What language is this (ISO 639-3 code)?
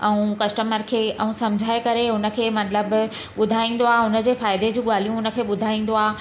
snd